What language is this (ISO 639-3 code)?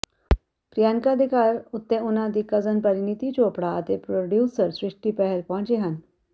pan